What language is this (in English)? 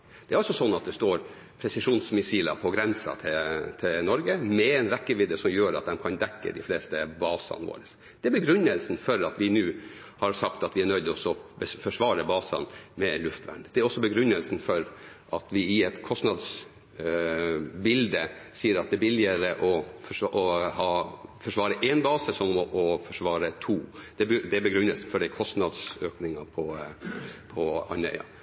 Norwegian Bokmål